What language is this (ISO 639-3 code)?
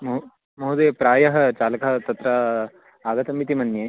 san